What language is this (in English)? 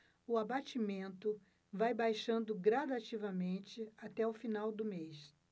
Portuguese